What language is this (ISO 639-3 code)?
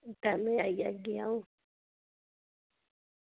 doi